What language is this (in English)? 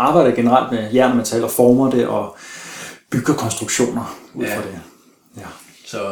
Danish